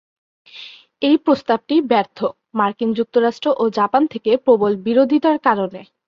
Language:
Bangla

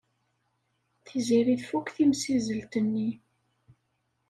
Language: Kabyle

